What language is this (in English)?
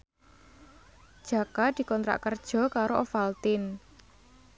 Javanese